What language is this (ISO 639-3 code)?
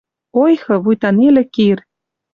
mrj